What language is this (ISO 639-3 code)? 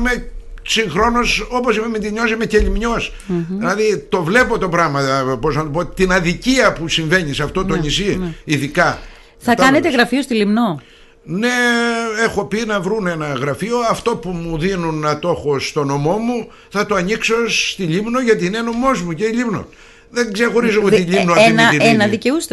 ell